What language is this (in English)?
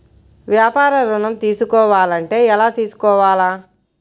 Telugu